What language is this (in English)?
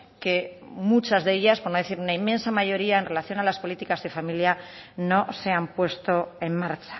Spanish